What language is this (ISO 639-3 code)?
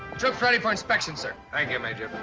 eng